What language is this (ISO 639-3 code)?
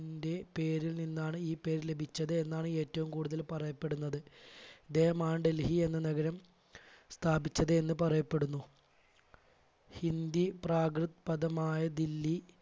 mal